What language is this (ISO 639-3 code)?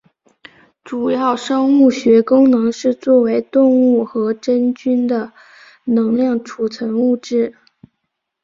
zho